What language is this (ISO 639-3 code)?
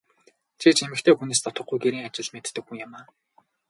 mon